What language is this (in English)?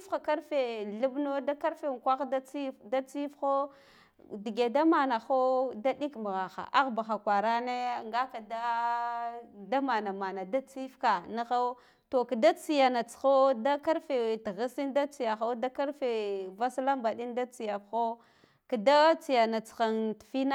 Guduf-Gava